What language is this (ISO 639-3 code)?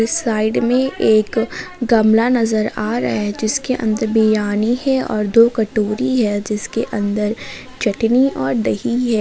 hin